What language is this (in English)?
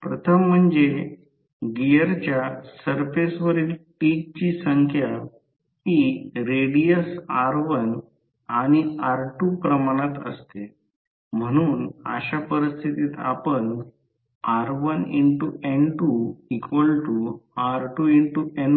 Marathi